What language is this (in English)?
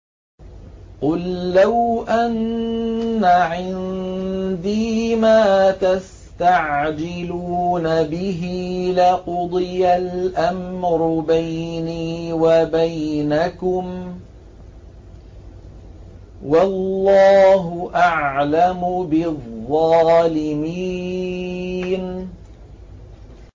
Arabic